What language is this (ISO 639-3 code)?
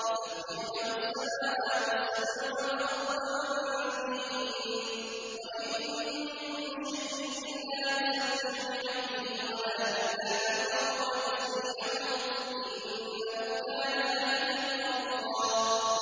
ara